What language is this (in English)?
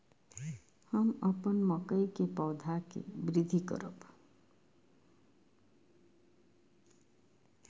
Maithili